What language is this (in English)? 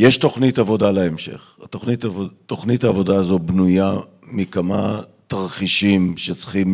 Hebrew